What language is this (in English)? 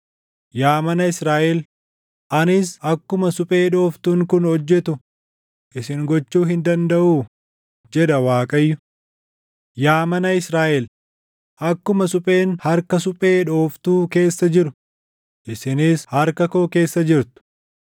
Oromo